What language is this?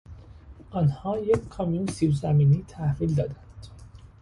Persian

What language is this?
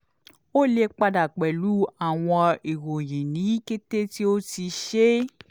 Yoruba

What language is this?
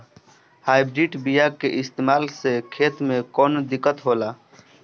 Bhojpuri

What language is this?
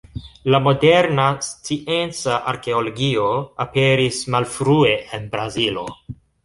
Esperanto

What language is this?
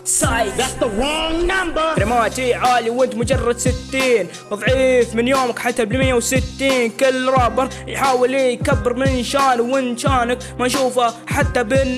Arabic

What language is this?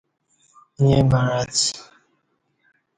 Kati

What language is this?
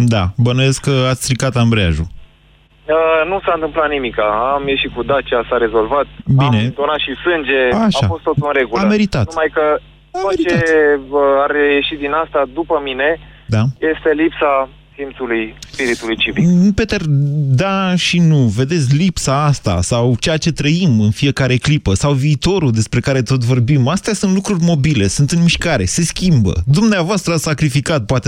Romanian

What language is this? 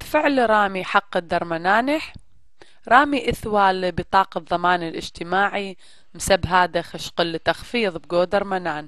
Arabic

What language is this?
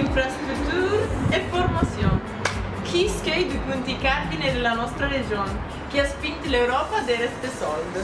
Italian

